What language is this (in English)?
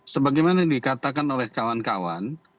Indonesian